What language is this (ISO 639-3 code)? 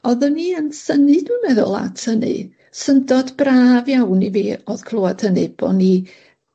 cym